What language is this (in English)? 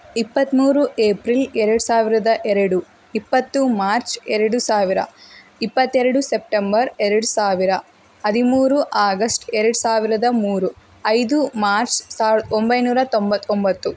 Kannada